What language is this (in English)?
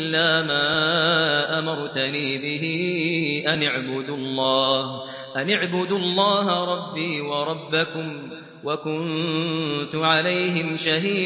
Arabic